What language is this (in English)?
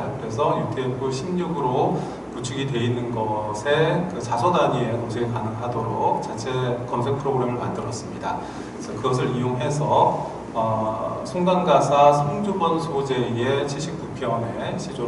Korean